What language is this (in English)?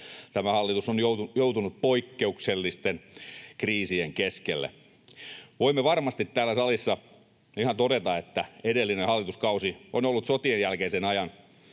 Finnish